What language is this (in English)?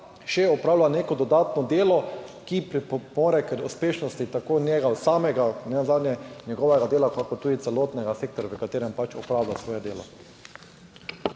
Slovenian